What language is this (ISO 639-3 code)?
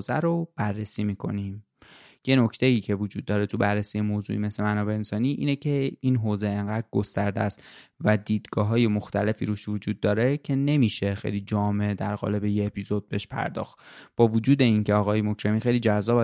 fas